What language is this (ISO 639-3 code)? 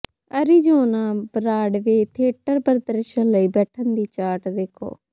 pan